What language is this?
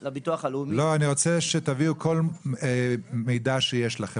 Hebrew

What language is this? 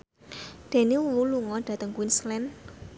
Javanese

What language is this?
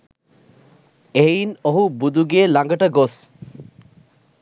Sinhala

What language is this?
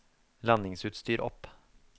Norwegian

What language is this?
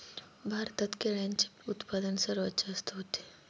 Marathi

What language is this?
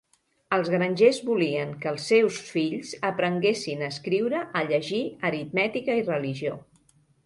Catalan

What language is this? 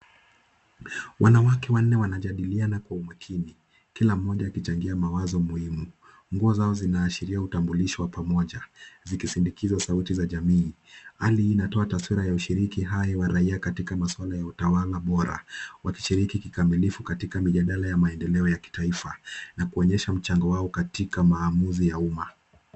Swahili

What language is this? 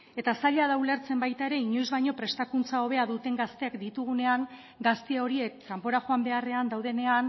Basque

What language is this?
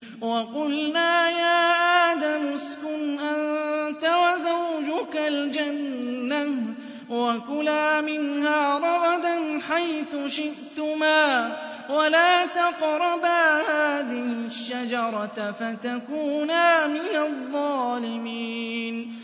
Arabic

